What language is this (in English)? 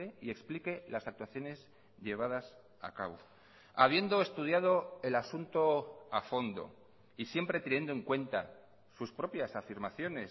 Spanish